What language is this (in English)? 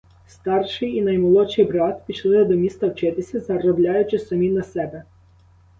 Ukrainian